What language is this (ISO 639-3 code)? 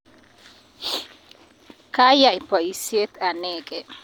kln